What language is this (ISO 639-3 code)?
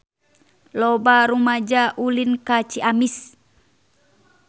sun